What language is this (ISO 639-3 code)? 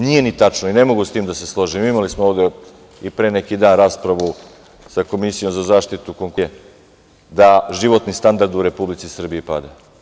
srp